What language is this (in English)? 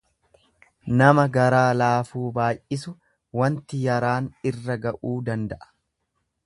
Oromo